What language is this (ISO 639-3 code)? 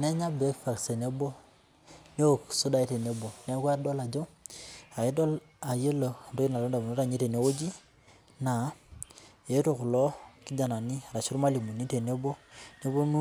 mas